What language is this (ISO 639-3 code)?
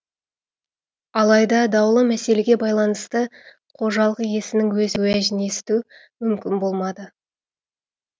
kaz